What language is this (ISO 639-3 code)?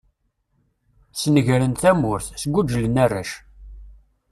kab